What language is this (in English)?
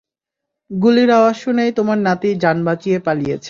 Bangla